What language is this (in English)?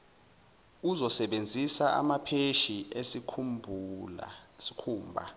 Zulu